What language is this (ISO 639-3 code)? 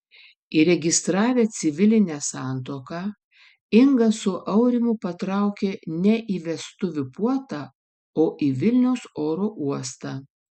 lit